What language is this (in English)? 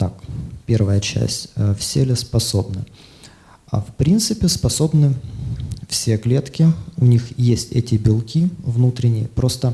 Russian